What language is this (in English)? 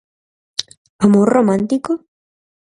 Galician